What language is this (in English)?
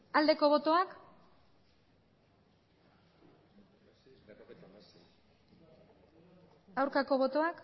Basque